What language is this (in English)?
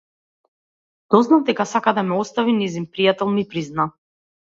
Macedonian